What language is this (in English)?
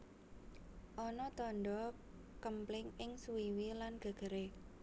Javanese